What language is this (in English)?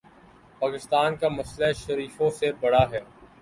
Urdu